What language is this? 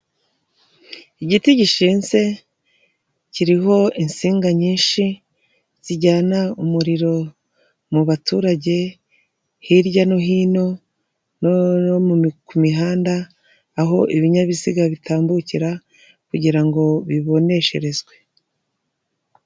Kinyarwanda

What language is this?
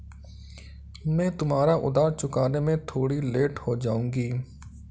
Hindi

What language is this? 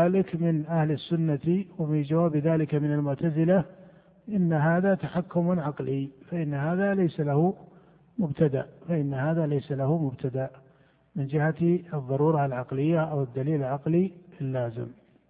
Arabic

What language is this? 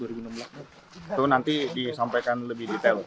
Indonesian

